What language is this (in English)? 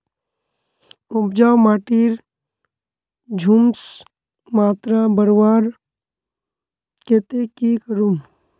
Magahi